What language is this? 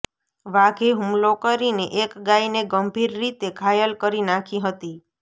Gujarati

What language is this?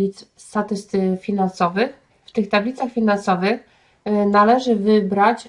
Polish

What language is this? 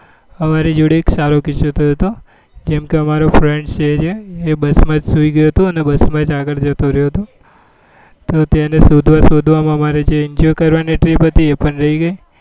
Gujarati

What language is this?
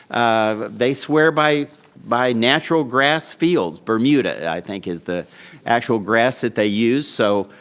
English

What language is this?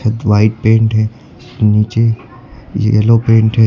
Hindi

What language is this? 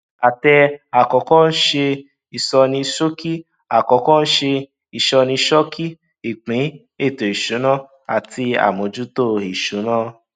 Yoruba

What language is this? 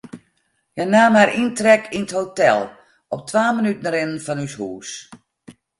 Western Frisian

